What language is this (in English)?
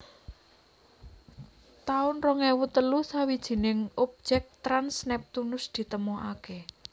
Javanese